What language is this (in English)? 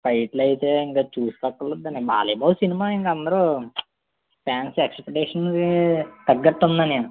Telugu